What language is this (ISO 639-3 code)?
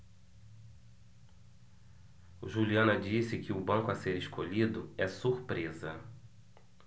por